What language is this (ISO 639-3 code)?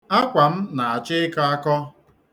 ibo